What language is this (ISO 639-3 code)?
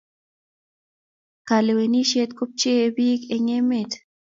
kln